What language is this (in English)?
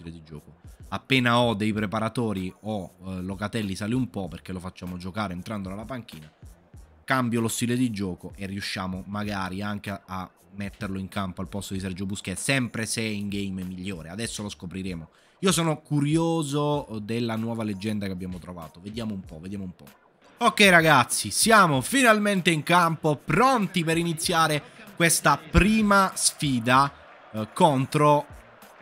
Italian